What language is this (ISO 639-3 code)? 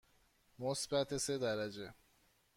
fas